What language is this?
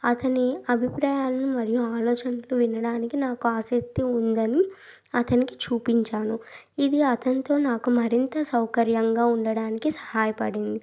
Telugu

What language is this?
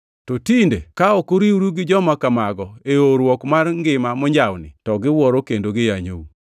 Luo (Kenya and Tanzania)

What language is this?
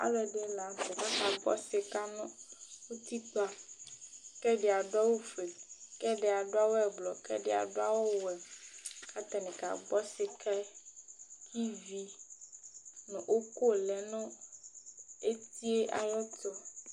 Ikposo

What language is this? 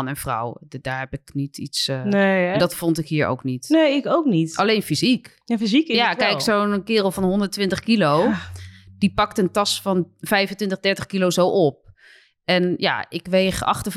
Dutch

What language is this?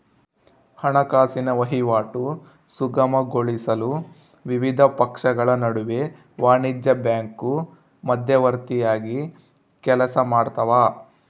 Kannada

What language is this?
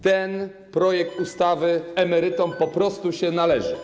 Polish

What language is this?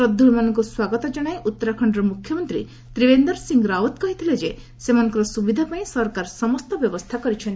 Odia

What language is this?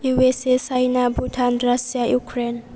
Bodo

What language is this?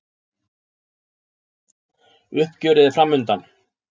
Icelandic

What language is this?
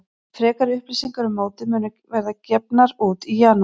Icelandic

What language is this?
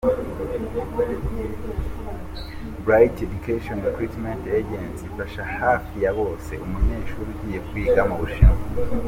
Kinyarwanda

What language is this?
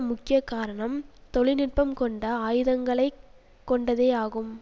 Tamil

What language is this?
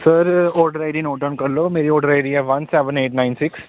Punjabi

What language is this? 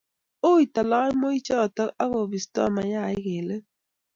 Kalenjin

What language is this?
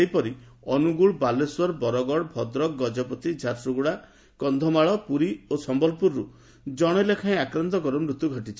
Odia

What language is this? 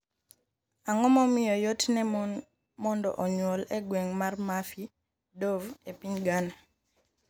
Luo (Kenya and Tanzania)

